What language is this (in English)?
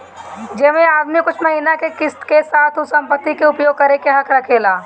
Bhojpuri